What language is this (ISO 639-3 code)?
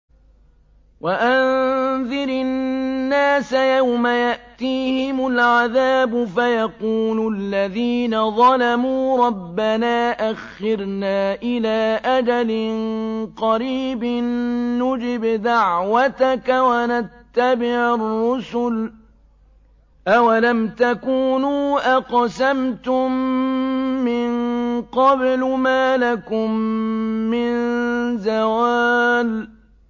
ara